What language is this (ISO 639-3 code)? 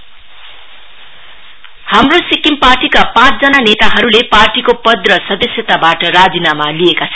nep